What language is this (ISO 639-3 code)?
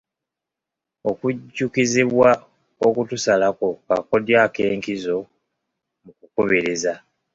lug